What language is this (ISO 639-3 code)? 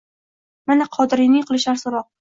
uzb